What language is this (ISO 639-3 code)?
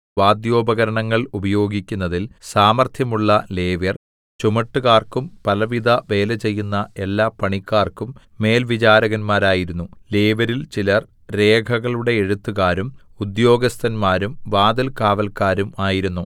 mal